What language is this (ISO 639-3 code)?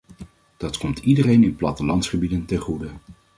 nld